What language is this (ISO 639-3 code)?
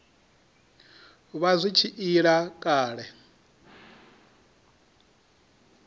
ven